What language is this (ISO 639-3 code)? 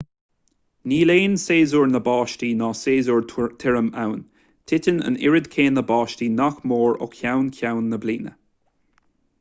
gle